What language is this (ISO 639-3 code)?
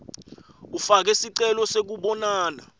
ssw